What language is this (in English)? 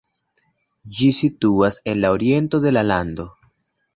Esperanto